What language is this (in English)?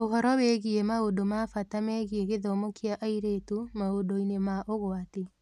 Kikuyu